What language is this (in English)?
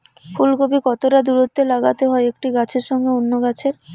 Bangla